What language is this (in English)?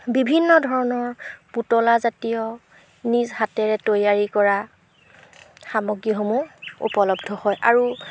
Assamese